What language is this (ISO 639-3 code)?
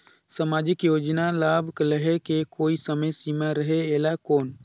hne